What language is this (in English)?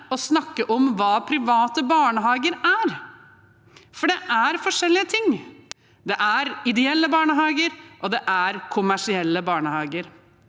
Norwegian